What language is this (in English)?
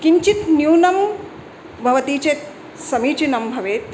Sanskrit